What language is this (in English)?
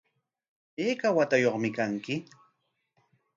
Corongo Ancash Quechua